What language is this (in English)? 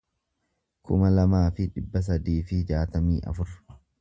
Oromo